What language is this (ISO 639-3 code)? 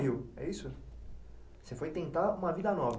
por